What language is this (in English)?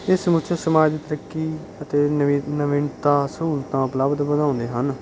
Punjabi